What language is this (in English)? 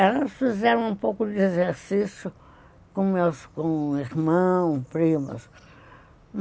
Portuguese